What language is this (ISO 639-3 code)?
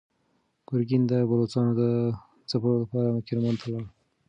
pus